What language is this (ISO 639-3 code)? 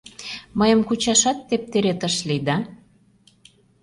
chm